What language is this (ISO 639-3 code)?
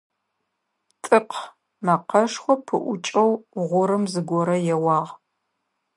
ady